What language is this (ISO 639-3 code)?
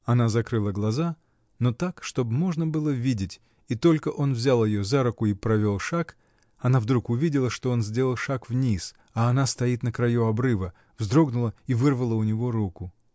rus